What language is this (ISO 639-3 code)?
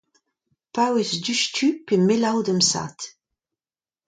bre